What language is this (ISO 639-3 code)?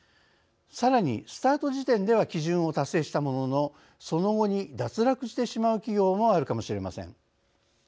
jpn